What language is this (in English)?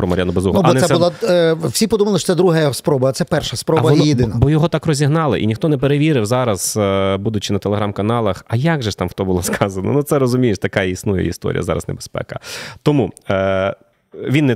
Ukrainian